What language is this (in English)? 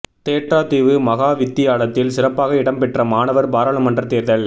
Tamil